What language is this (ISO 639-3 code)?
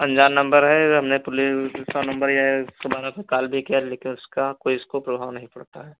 hin